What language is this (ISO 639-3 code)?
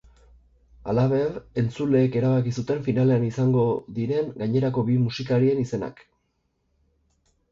eus